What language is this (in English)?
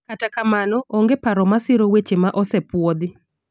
Luo (Kenya and Tanzania)